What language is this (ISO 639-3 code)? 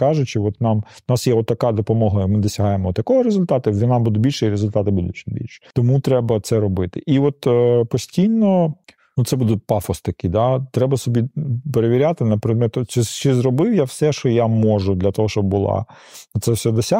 ukr